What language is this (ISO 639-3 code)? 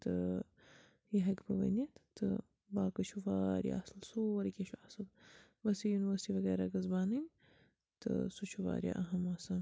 kas